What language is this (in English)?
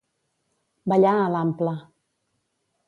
Catalan